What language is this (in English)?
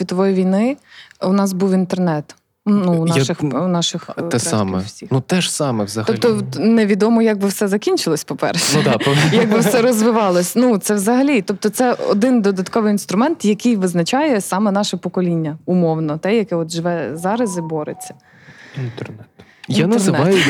Ukrainian